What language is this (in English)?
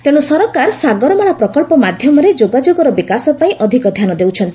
Odia